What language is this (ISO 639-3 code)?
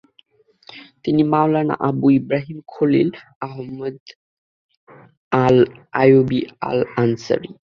ben